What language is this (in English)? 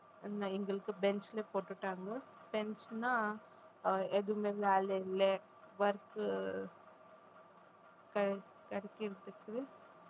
Tamil